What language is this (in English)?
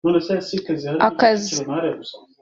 Kinyarwanda